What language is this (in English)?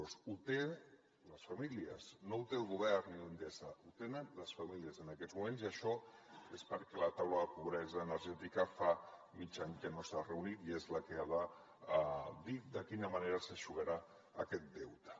Catalan